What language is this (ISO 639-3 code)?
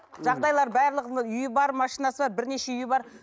kaz